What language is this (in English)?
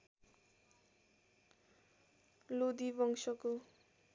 Nepali